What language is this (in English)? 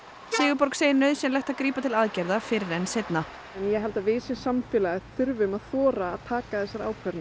Icelandic